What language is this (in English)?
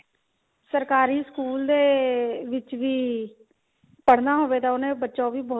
Punjabi